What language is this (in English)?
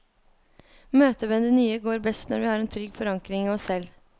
Norwegian